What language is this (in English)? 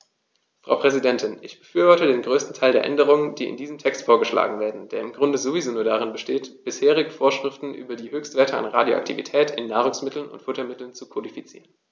German